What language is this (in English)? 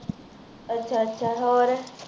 Punjabi